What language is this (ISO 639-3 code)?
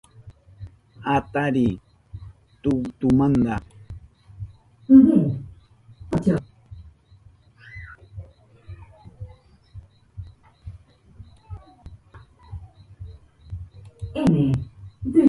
qup